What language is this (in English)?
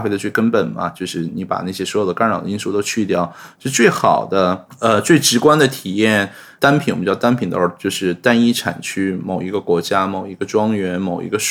Chinese